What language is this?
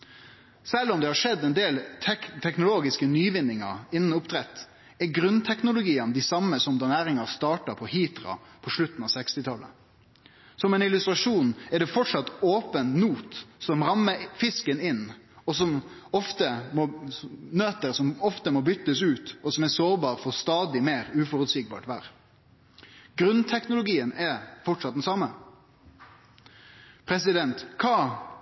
Norwegian Nynorsk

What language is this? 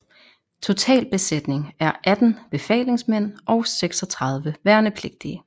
Danish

